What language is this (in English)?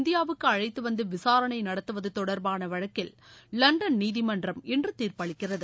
Tamil